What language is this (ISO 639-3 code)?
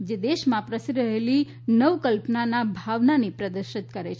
guj